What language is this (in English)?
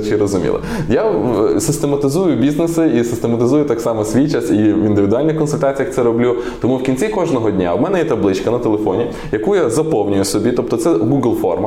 Ukrainian